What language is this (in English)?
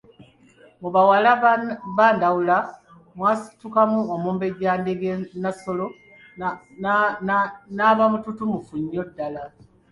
Ganda